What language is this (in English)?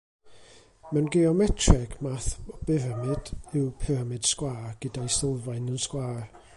Welsh